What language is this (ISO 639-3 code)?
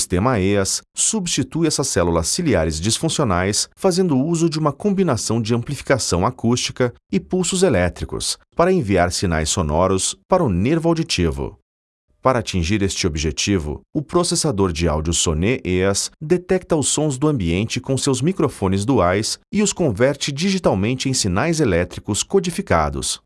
por